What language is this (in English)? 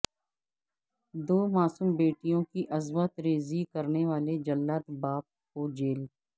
Urdu